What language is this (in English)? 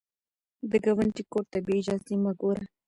Pashto